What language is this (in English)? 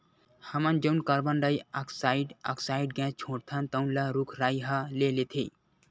Chhattisgarhi